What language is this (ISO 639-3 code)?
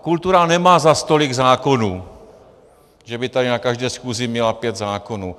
ces